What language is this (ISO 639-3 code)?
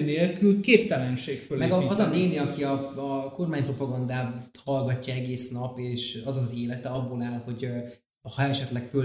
hun